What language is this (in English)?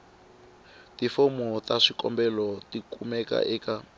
Tsonga